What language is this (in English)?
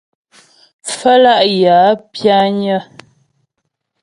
Ghomala